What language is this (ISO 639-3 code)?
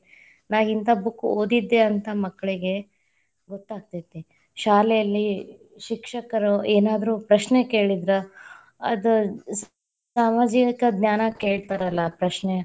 kan